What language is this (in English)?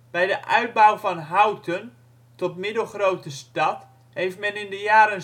Dutch